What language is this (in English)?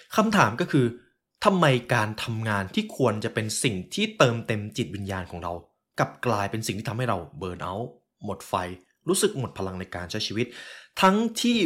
Thai